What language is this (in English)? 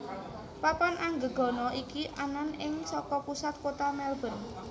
Javanese